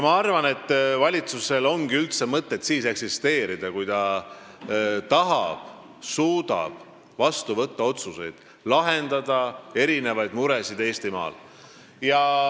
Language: Estonian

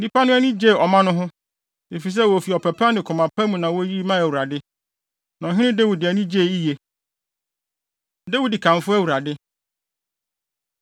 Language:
Akan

